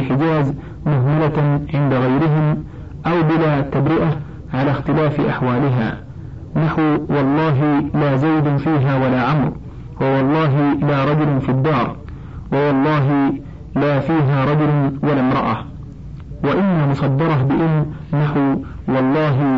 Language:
Arabic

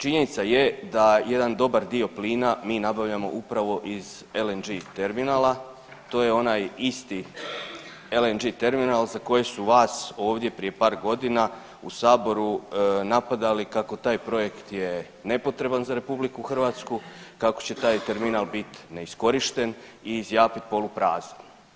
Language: Croatian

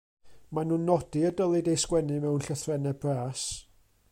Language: Welsh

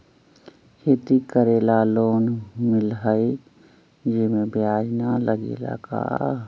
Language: Magahi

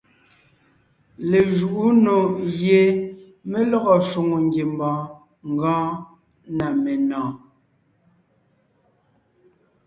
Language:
Ngiemboon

